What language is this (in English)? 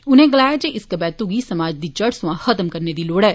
Dogri